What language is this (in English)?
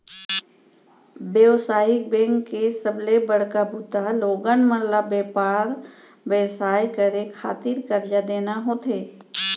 Chhattisgarhi